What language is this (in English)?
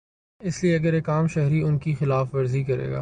Urdu